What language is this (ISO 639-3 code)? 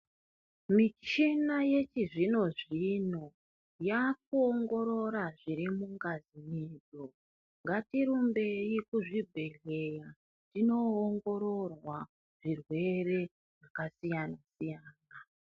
ndc